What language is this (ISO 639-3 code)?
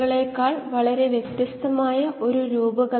mal